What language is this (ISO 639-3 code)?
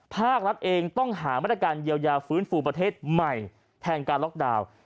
tha